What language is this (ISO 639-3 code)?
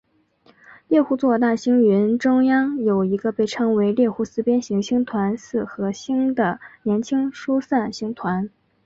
zho